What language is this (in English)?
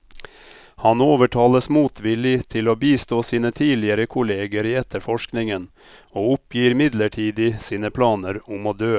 Norwegian